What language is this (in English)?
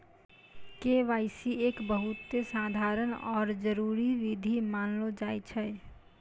Maithili